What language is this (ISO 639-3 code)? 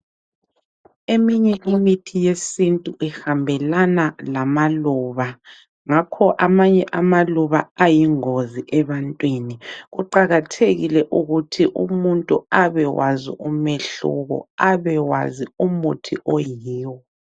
nde